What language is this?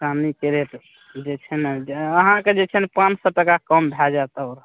Maithili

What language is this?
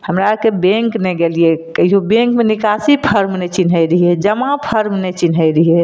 Maithili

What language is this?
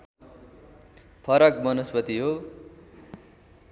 Nepali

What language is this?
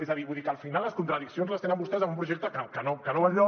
Catalan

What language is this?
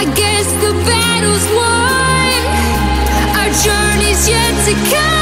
Dutch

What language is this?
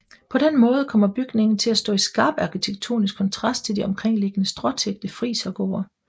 Danish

